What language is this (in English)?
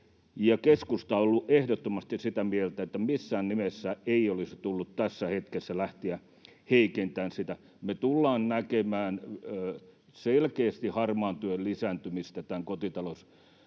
Finnish